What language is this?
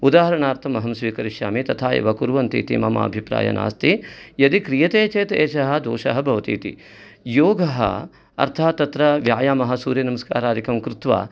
Sanskrit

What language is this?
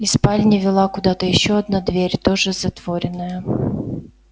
Russian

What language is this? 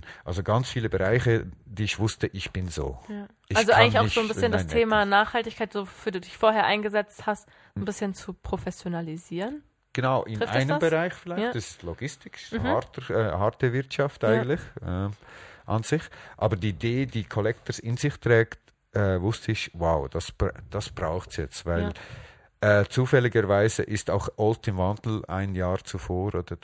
German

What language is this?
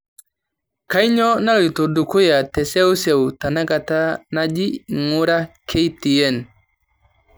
Masai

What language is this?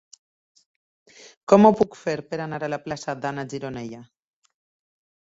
Catalan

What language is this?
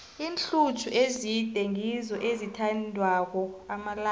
South Ndebele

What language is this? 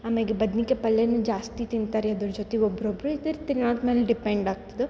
Kannada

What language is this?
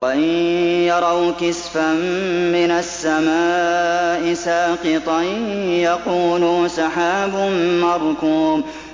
Arabic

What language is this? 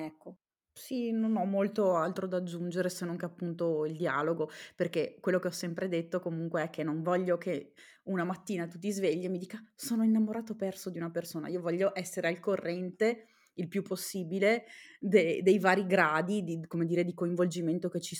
Italian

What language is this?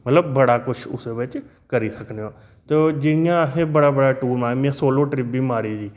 Dogri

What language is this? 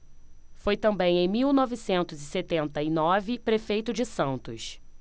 Portuguese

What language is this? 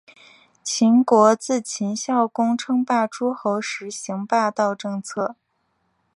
Chinese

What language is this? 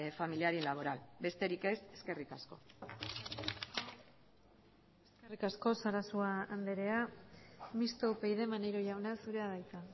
Basque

